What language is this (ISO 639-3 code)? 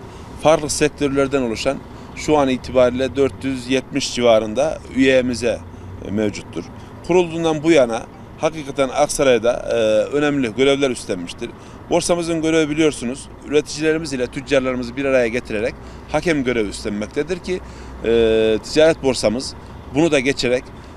tur